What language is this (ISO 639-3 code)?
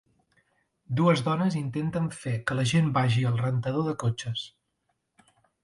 cat